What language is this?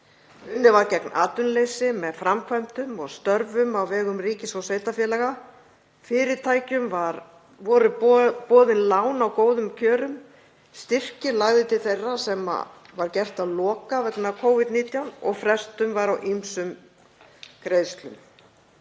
Icelandic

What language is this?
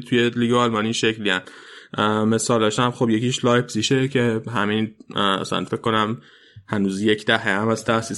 Persian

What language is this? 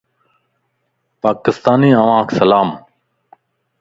Lasi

